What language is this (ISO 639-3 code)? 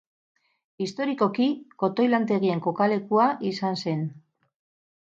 eus